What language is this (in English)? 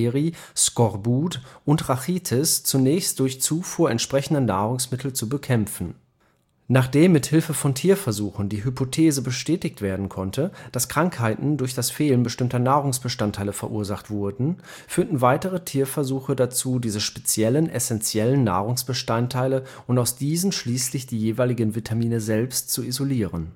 German